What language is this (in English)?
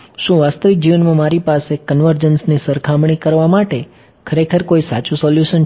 Gujarati